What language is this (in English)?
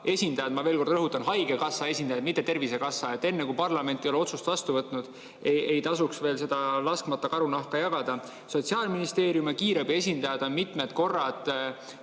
Estonian